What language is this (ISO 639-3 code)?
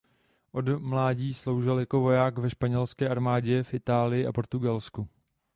ces